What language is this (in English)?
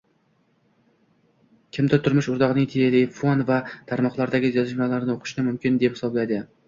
Uzbek